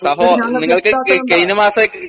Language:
Malayalam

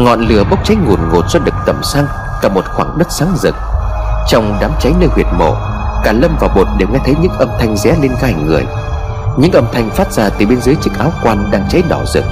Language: Vietnamese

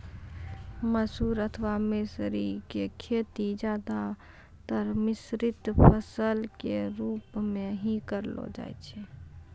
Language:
Maithili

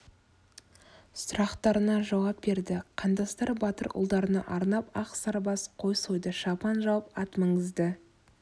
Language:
Kazakh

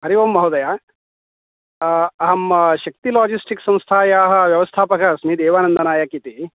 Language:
Sanskrit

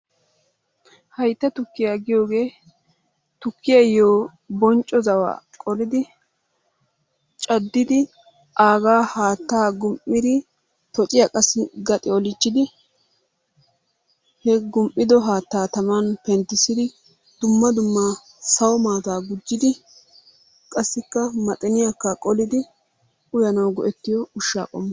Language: Wolaytta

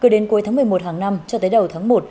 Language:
Vietnamese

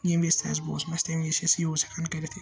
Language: Kashmiri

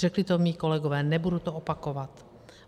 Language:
Czech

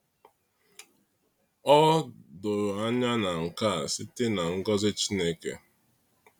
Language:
Igbo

